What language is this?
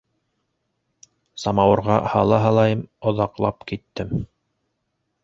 Bashkir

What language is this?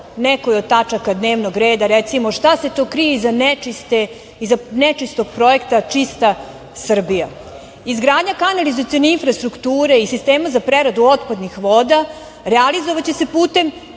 Serbian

